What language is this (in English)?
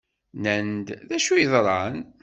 Kabyle